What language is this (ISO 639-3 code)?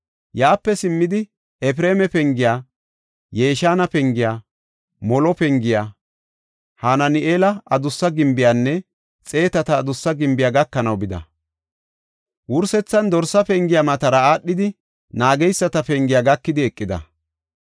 gof